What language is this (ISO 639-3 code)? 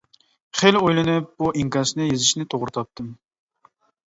uig